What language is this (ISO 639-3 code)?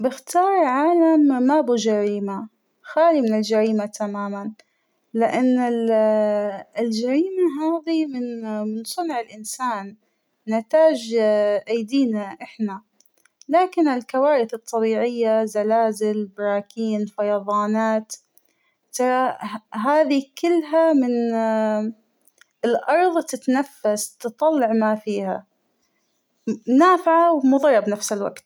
acw